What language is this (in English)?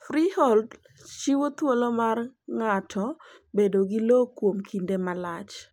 Luo (Kenya and Tanzania)